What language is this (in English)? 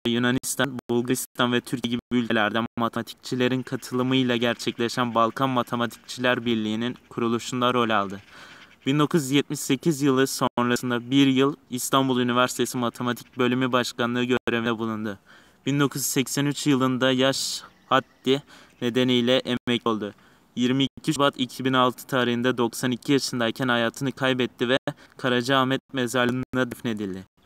Turkish